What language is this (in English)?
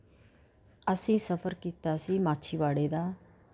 Punjabi